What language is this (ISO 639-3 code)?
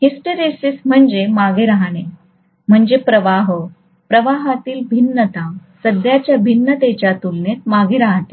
mar